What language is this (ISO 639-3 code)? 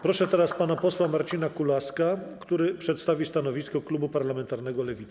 pol